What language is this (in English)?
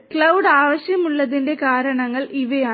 Malayalam